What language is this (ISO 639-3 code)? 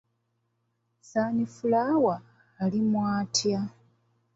lug